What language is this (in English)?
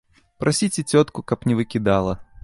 Belarusian